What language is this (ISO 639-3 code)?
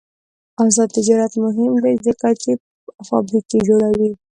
pus